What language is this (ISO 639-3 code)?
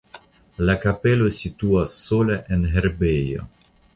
epo